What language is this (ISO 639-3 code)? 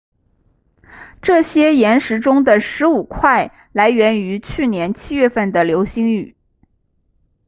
zho